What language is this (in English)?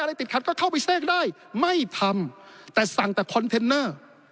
Thai